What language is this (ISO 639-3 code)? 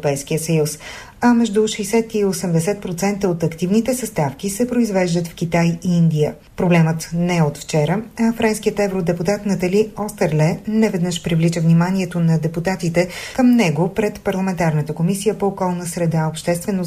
bul